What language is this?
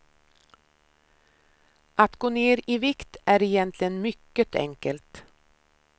Swedish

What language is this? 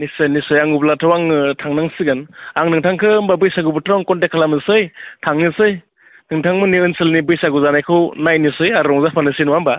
Bodo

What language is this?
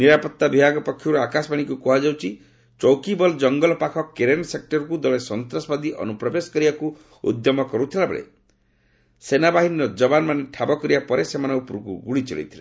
Odia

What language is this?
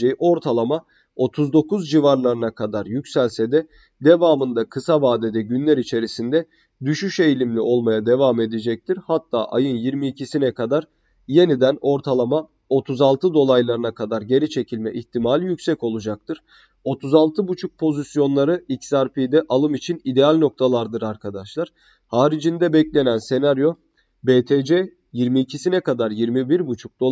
Turkish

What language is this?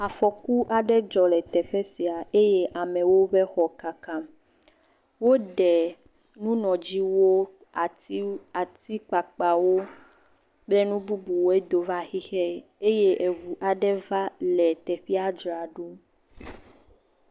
Ewe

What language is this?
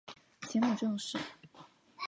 Chinese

